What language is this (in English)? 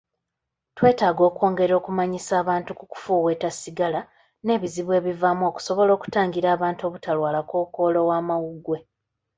Ganda